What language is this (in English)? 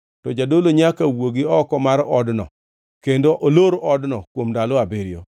Luo (Kenya and Tanzania)